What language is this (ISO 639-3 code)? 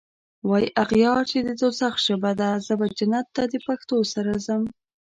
pus